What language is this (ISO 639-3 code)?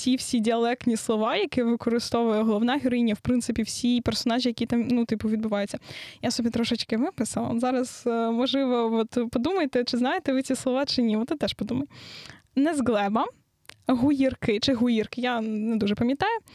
ukr